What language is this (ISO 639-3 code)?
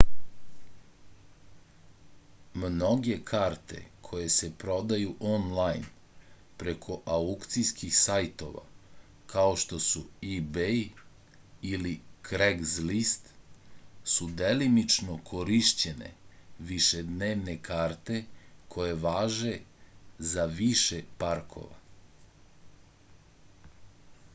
srp